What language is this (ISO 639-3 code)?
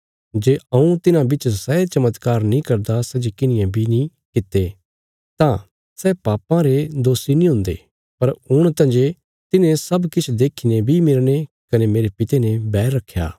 kfs